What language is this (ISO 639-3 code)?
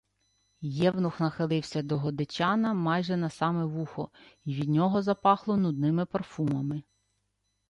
ukr